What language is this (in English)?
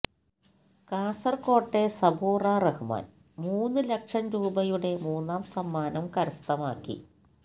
Malayalam